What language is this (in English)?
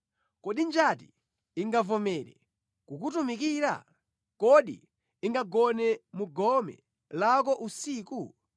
Nyanja